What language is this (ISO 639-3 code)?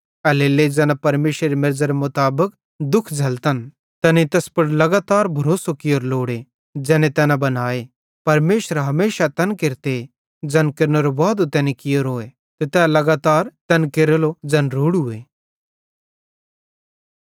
bhd